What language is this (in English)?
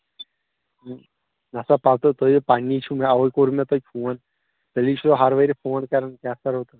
Kashmiri